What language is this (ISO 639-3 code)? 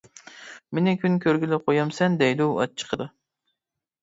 uig